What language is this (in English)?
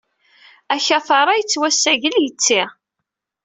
Kabyle